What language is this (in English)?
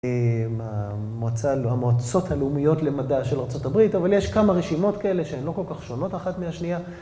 Hebrew